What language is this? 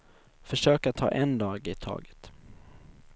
Swedish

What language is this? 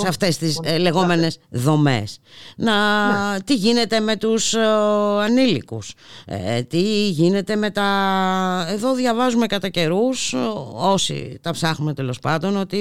Greek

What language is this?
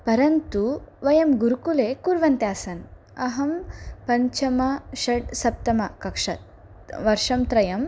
Sanskrit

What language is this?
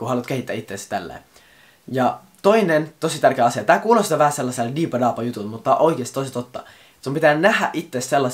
Finnish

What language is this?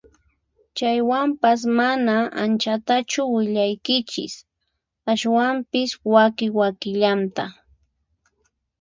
Puno Quechua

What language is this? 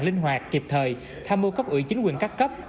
Vietnamese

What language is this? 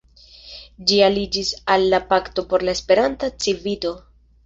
Esperanto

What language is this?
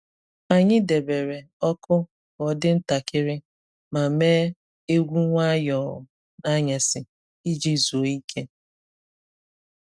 Igbo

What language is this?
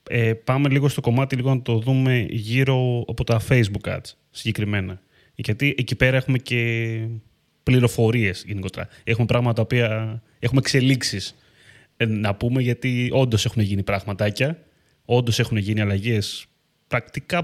Greek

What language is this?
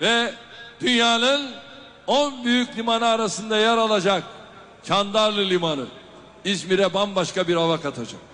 Turkish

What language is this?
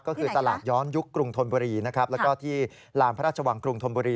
Thai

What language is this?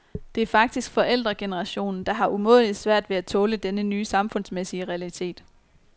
Danish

